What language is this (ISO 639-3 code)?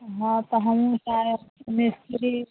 mai